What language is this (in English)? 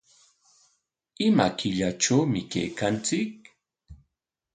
Corongo Ancash Quechua